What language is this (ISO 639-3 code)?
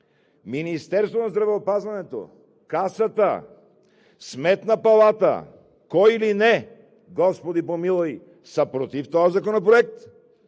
bul